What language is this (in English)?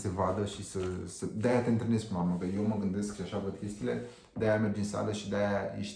Romanian